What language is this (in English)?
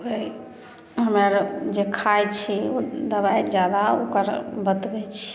Maithili